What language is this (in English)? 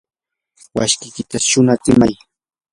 Yanahuanca Pasco Quechua